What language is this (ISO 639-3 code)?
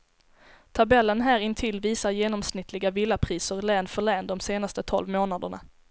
swe